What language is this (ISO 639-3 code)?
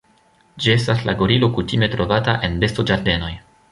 epo